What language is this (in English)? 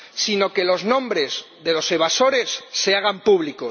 Spanish